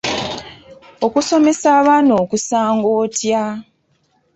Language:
Ganda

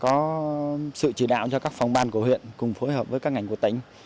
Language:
Vietnamese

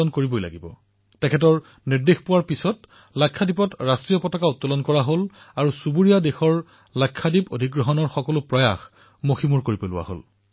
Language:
Assamese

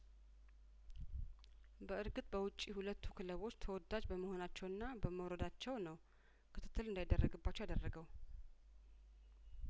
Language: Amharic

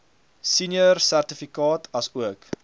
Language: Afrikaans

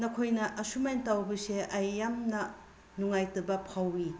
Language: Manipuri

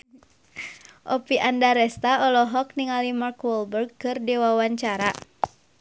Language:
Sundanese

